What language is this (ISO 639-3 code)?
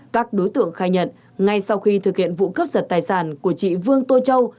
vie